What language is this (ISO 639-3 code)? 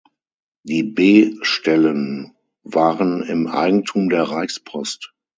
deu